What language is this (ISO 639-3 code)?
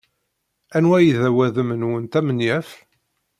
kab